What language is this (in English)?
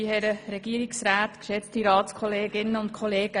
Swiss German